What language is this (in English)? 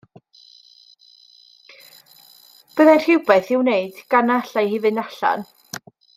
Welsh